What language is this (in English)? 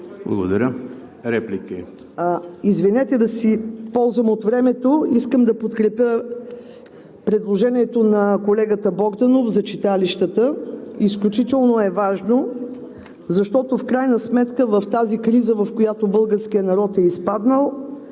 Bulgarian